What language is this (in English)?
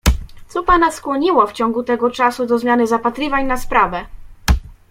Polish